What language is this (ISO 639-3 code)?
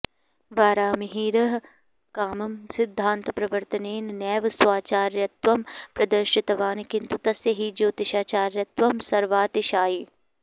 san